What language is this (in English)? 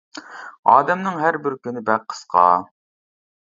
Uyghur